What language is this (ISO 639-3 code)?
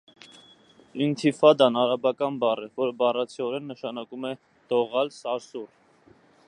hye